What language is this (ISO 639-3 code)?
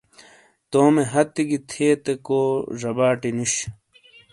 scl